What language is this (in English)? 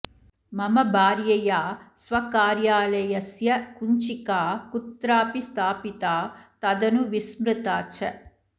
Sanskrit